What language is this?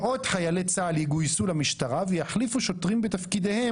Hebrew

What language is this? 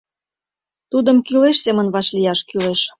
Mari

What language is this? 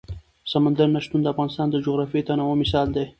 Pashto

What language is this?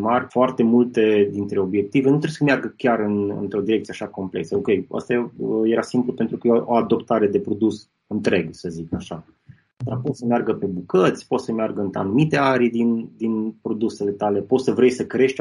Romanian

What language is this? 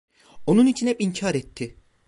Turkish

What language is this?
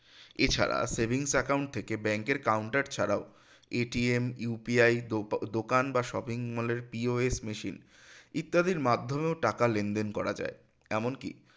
Bangla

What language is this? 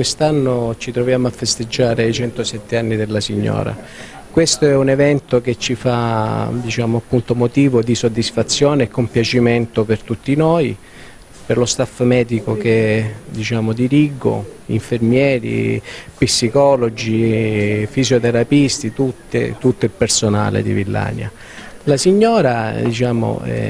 Italian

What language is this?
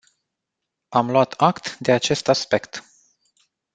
Romanian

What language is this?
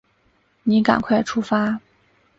Chinese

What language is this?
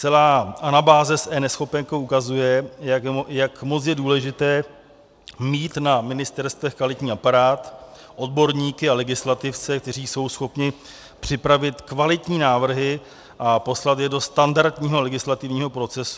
Czech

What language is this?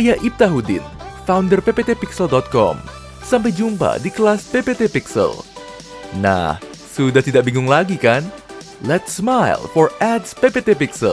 Indonesian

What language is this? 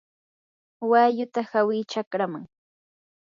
Yanahuanca Pasco Quechua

